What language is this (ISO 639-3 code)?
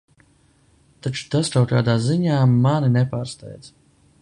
lav